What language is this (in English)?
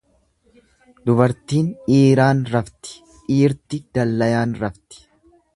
Oromo